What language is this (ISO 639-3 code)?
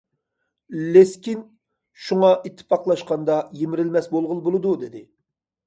uig